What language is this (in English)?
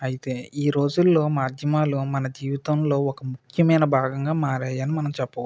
Telugu